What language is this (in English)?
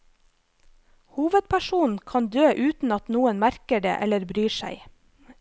Norwegian